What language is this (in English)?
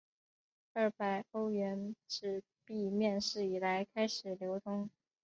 Chinese